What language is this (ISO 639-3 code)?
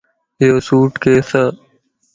lss